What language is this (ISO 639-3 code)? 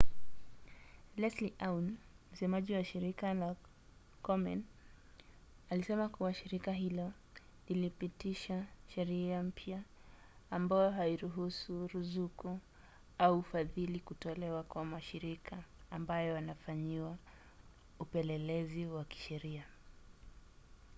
swa